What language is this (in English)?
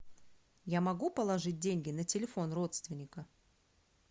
Russian